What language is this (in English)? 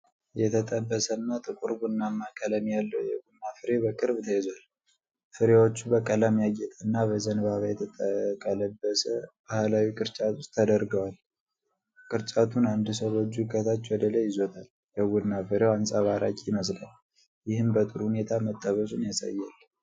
Amharic